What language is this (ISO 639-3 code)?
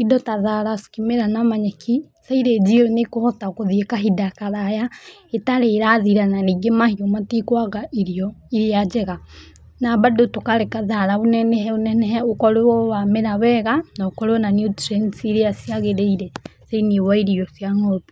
kik